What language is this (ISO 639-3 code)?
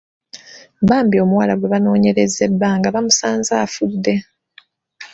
lug